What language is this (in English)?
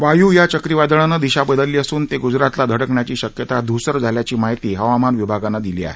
Marathi